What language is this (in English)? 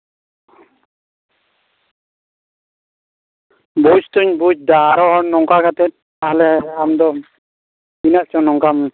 Santali